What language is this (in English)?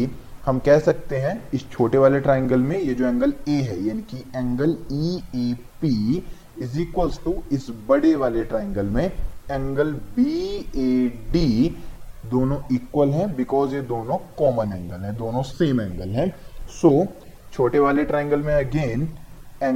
Hindi